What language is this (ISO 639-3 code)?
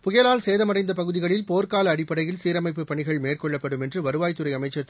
tam